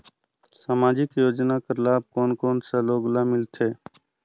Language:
Chhattisgarhi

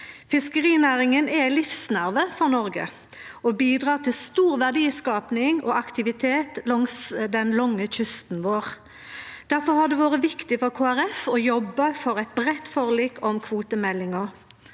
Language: Norwegian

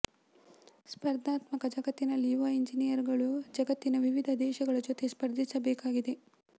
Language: Kannada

